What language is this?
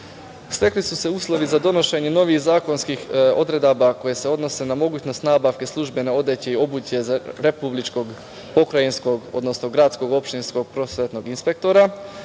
Serbian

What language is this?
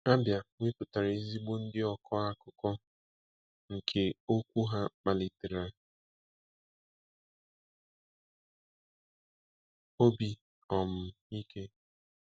Igbo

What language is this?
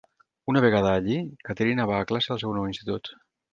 Catalan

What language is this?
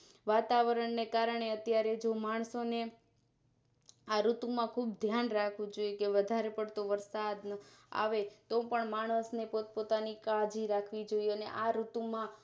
Gujarati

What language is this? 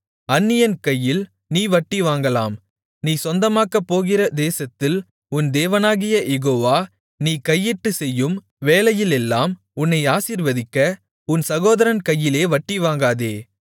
Tamil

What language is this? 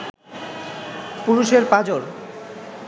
Bangla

